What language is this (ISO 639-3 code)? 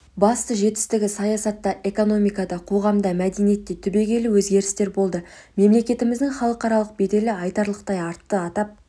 kaz